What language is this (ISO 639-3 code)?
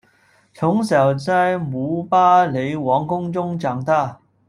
zho